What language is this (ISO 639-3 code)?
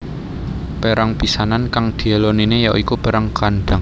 jav